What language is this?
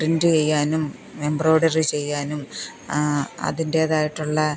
Malayalam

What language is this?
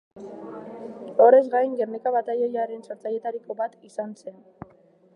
Basque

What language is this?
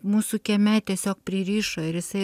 Lithuanian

